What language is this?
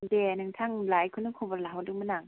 Bodo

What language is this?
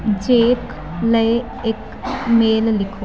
Punjabi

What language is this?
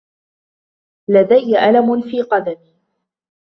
Arabic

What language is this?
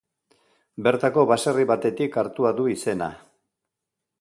Basque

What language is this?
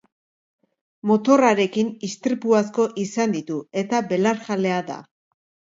Basque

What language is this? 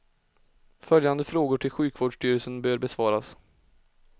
Swedish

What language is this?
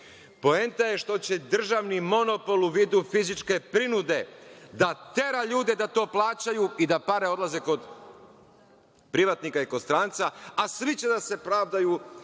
Serbian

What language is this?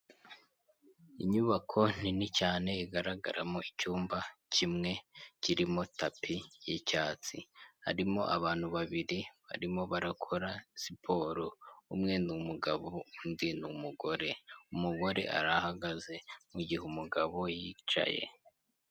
Kinyarwanda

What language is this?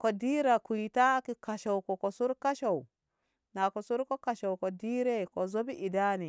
Ngamo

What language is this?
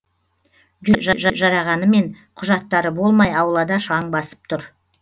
Kazakh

